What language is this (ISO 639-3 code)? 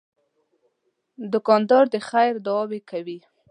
pus